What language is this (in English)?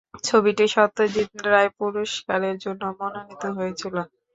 Bangla